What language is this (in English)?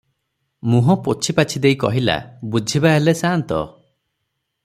Odia